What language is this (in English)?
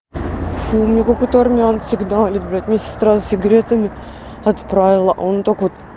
Russian